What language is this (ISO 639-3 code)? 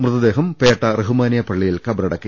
mal